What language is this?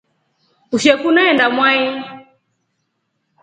Rombo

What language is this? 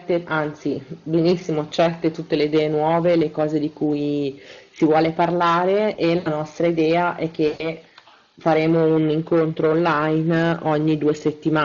Italian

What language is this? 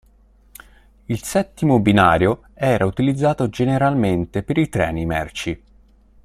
Italian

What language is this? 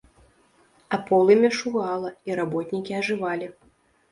Belarusian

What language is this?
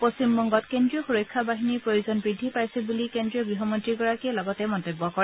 Assamese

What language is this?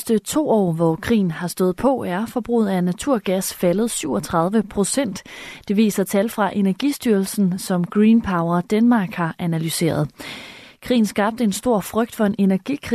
Danish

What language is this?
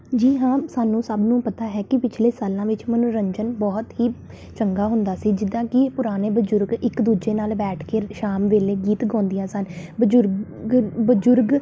Punjabi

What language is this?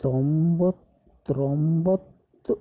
Kannada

